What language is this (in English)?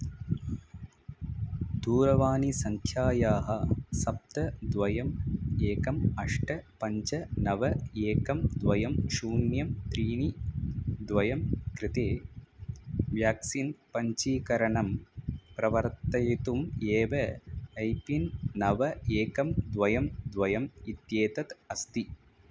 Sanskrit